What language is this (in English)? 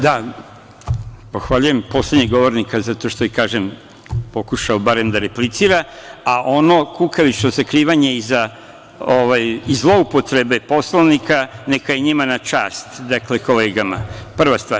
Serbian